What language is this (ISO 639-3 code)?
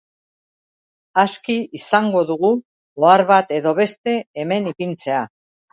eus